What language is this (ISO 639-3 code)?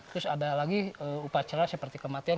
ind